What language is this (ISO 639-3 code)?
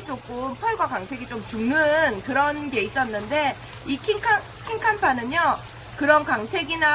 kor